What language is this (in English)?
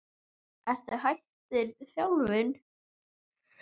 Icelandic